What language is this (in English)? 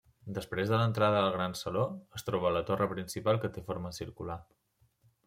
Catalan